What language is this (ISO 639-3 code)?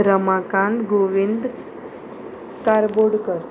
kok